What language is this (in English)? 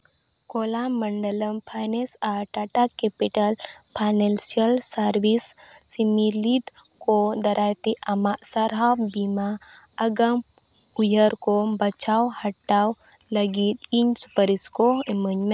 Santali